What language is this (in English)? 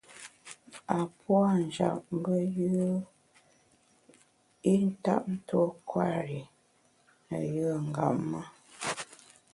Bamun